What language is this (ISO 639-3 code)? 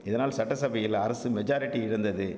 tam